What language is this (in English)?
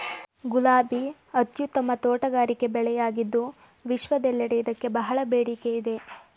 Kannada